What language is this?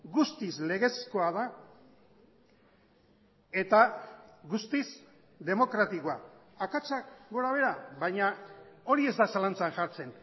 Basque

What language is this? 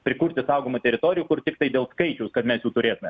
Lithuanian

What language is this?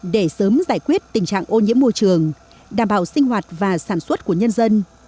Vietnamese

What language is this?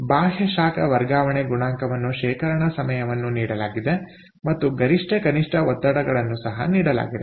Kannada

